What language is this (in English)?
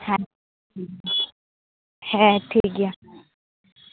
Santali